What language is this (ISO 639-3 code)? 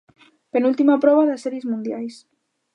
glg